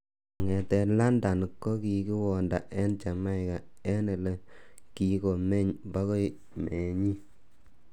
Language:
Kalenjin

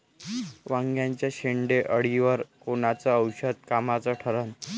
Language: Marathi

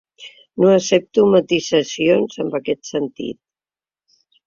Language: Catalan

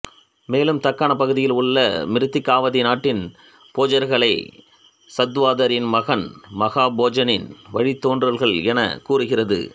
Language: Tamil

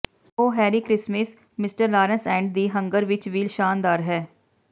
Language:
Punjabi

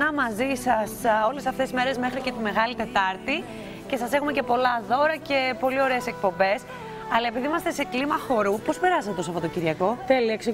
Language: Greek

